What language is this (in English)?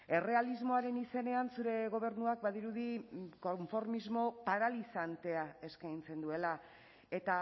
Basque